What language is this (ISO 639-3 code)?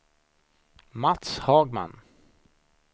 swe